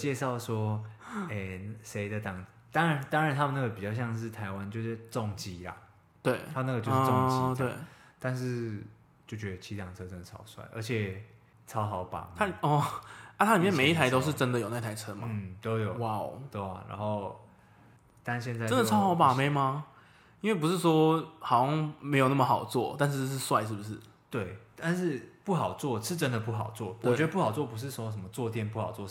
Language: Chinese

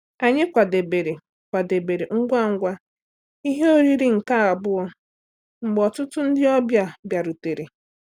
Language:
Igbo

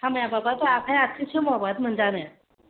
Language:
Bodo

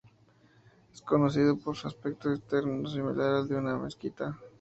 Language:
Spanish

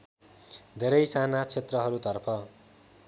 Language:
Nepali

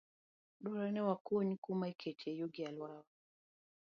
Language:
Luo (Kenya and Tanzania)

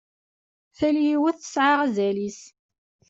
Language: Kabyle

